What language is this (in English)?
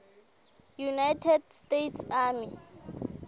Southern Sotho